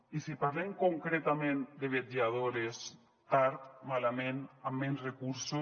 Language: Catalan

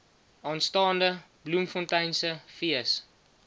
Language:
Afrikaans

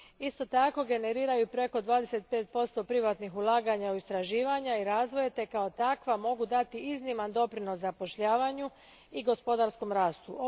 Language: Croatian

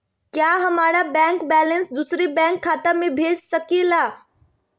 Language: Magahi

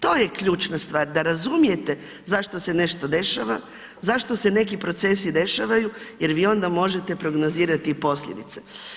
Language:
Croatian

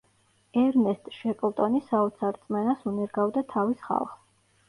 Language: Georgian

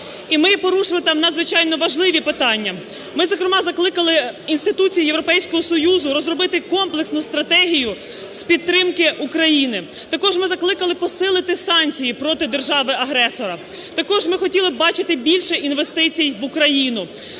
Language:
Ukrainian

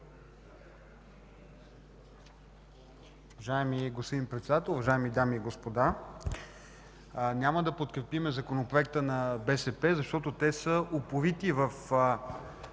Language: Bulgarian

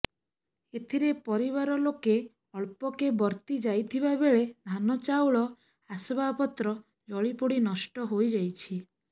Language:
Odia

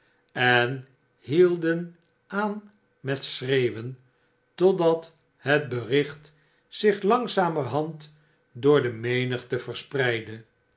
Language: Dutch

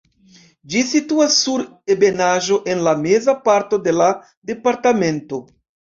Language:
Esperanto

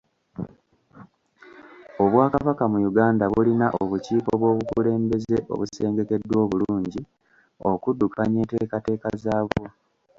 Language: Ganda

